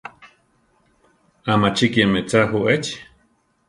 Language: Central Tarahumara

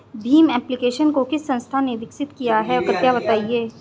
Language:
Hindi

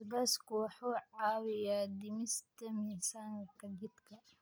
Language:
Somali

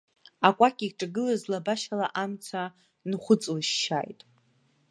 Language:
Abkhazian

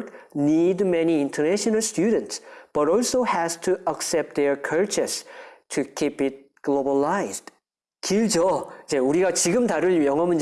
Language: Korean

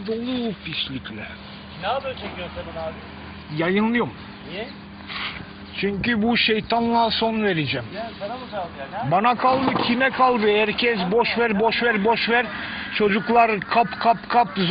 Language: Turkish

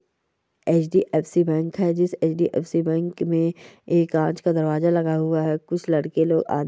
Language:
Marwari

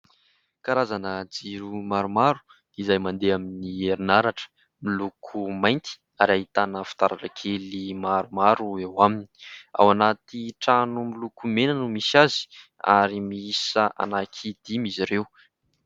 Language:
Malagasy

